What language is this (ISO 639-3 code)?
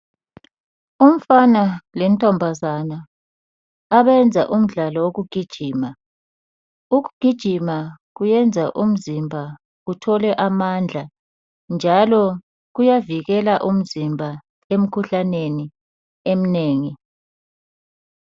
nde